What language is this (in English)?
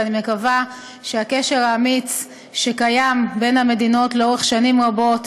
Hebrew